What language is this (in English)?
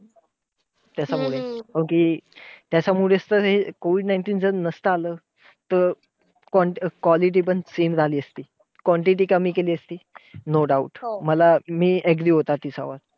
Marathi